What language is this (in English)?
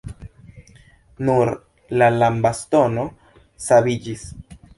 Esperanto